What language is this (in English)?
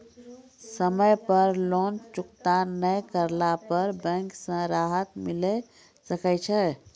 Maithili